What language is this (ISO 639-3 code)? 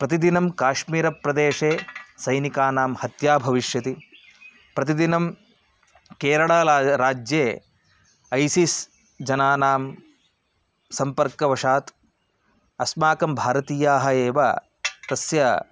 san